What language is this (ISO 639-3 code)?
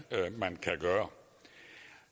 dan